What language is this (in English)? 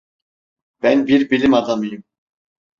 Turkish